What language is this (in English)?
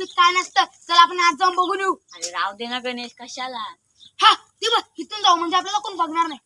Turkish